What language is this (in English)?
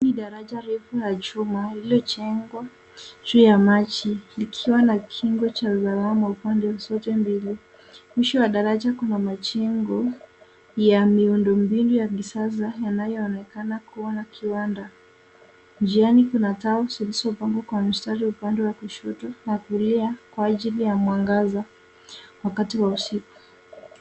Swahili